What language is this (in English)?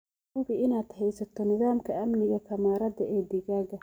Somali